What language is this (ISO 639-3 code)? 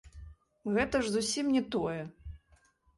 bel